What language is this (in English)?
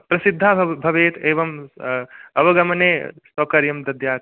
Sanskrit